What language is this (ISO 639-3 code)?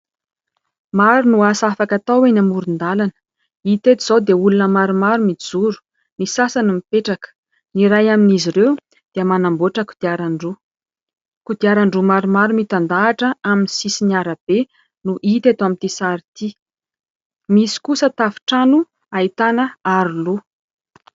mlg